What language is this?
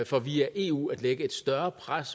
Danish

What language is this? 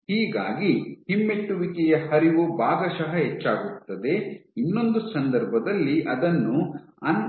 Kannada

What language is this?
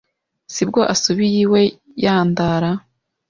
Kinyarwanda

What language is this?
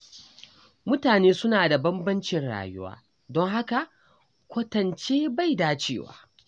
Hausa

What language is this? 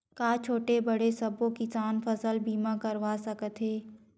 Chhattisgarhi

